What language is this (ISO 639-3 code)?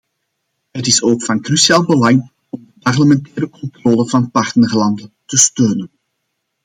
nld